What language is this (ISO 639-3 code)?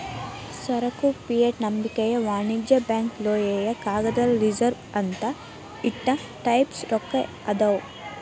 kan